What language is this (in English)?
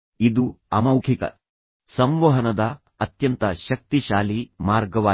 Kannada